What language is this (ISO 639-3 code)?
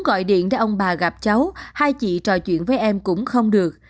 vie